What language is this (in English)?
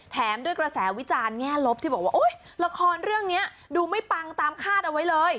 Thai